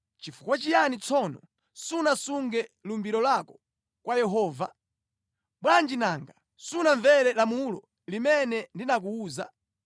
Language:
Nyanja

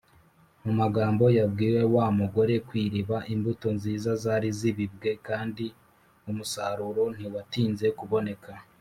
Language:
Kinyarwanda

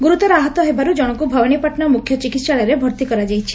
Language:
Odia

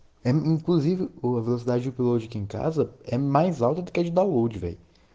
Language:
Russian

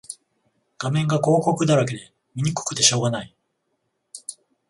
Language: Japanese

